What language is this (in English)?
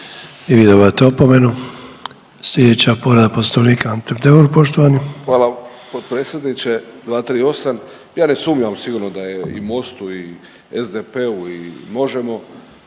Croatian